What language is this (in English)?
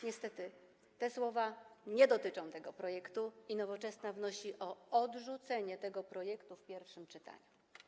Polish